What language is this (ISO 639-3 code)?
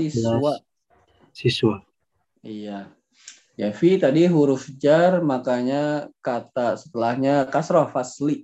ind